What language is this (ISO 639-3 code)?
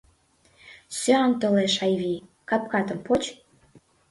chm